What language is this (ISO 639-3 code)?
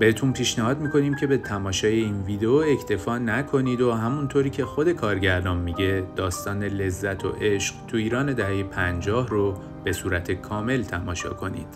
fas